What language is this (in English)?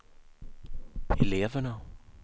Swedish